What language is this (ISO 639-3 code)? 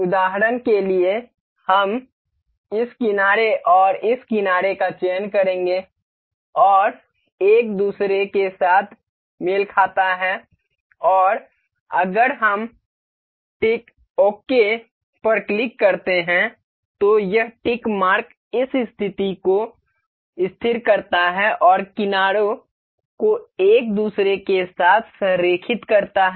hin